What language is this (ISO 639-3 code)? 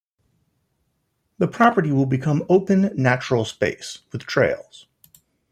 eng